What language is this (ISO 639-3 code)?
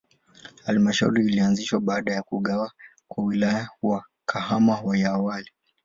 swa